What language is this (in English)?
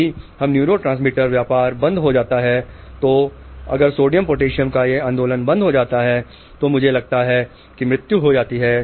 Hindi